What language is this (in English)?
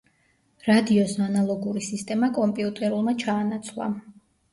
Georgian